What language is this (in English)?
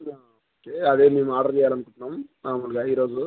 Telugu